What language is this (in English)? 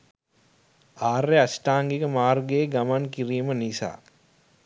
Sinhala